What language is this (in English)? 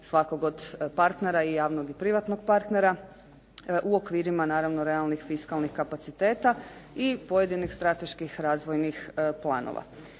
Croatian